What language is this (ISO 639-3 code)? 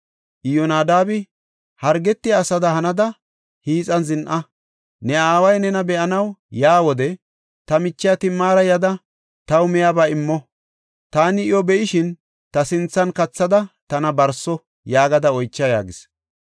gof